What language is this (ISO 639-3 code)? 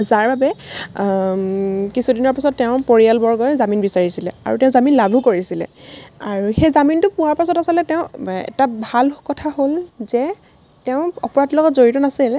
asm